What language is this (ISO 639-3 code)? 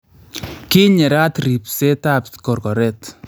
kln